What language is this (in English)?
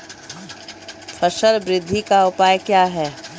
Maithili